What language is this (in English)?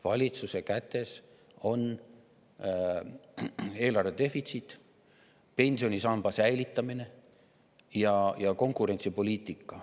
Estonian